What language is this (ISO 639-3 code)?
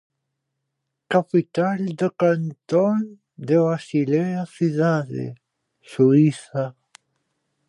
glg